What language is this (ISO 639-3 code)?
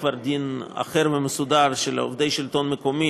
heb